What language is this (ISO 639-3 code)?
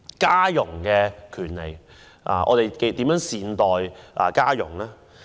yue